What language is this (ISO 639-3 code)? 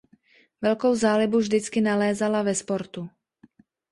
ces